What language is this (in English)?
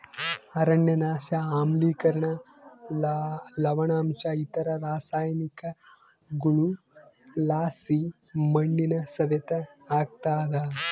Kannada